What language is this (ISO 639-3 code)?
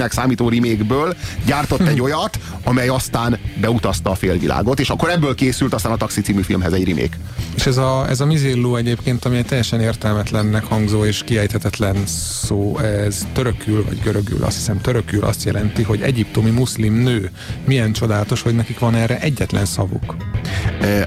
hun